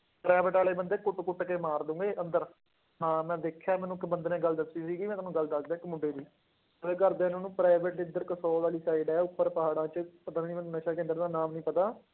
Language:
Punjabi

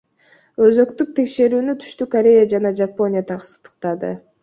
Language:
Kyrgyz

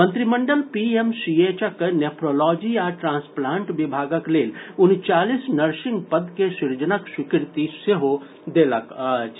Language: Maithili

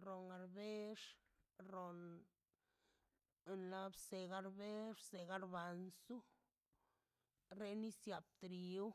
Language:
Mazaltepec Zapotec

